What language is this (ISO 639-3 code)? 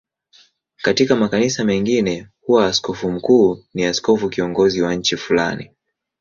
swa